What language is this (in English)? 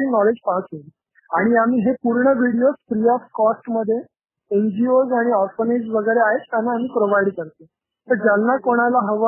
Marathi